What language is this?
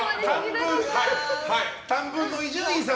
Japanese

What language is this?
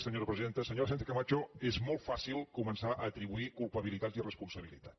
Catalan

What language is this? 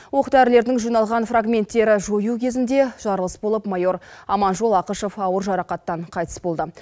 Kazakh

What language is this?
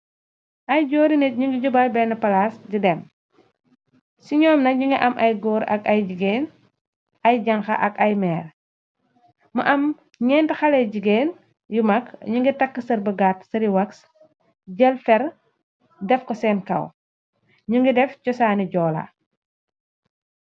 Wolof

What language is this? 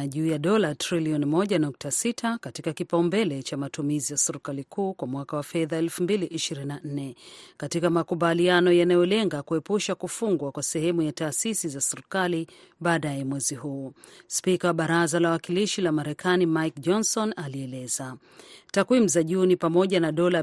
Swahili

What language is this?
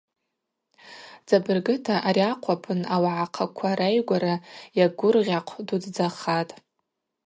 Abaza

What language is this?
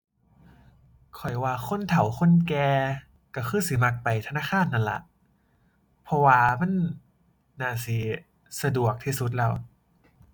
Thai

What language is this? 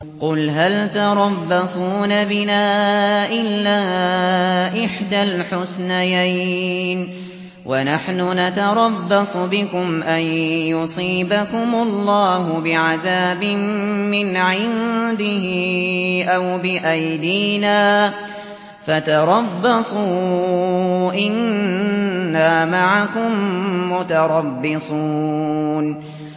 Arabic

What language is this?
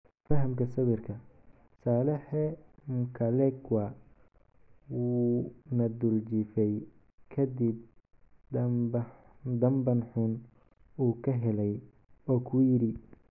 Somali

